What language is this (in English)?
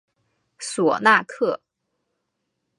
Chinese